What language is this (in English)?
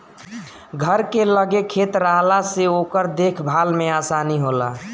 Bhojpuri